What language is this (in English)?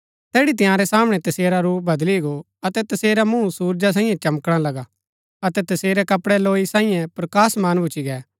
Gaddi